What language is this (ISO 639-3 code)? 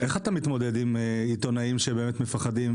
heb